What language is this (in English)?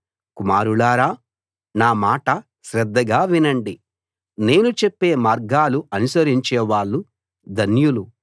Telugu